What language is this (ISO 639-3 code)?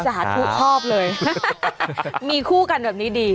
tha